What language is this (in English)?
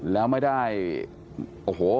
Thai